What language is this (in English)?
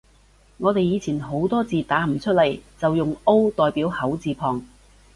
Cantonese